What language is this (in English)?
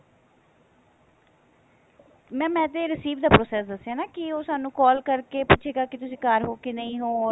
Punjabi